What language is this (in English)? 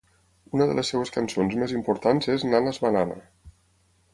Catalan